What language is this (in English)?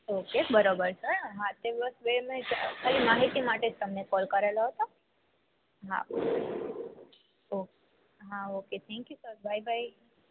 Gujarati